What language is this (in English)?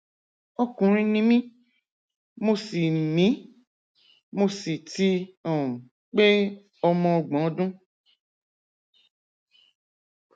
Yoruba